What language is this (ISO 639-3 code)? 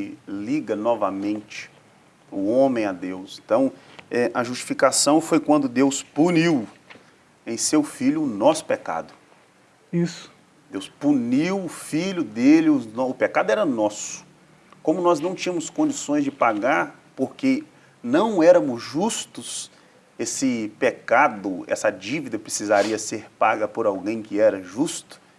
por